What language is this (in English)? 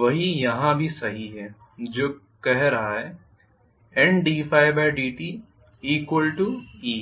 Hindi